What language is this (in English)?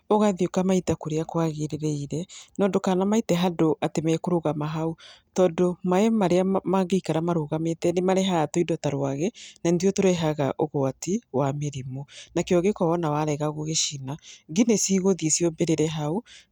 Kikuyu